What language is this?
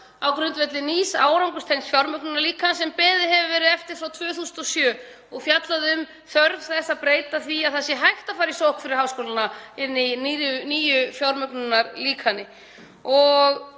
Icelandic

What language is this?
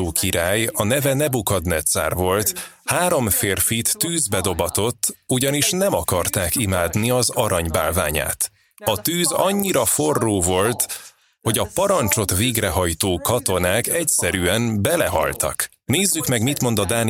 Hungarian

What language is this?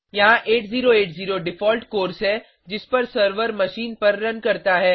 Hindi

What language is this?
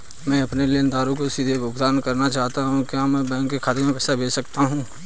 Hindi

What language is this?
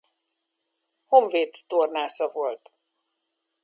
Hungarian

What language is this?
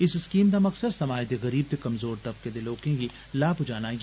Dogri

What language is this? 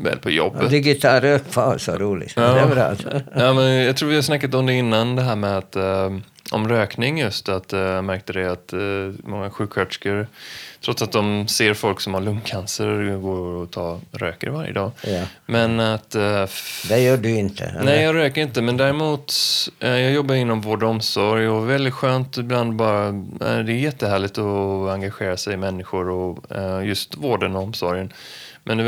Swedish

